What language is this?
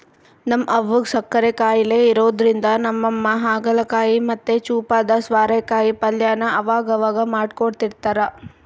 Kannada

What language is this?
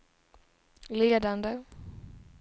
Swedish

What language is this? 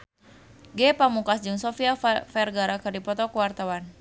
Sundanese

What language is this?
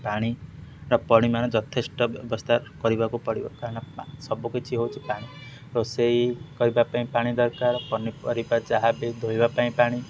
Odia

